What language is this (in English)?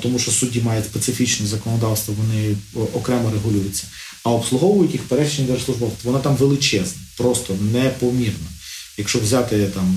Ukrainian